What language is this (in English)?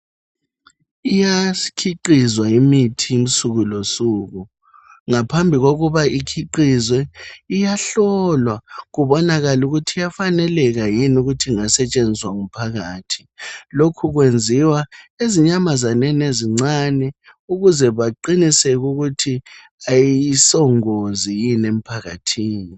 North Ndebele